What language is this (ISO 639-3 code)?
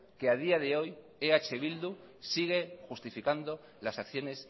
spa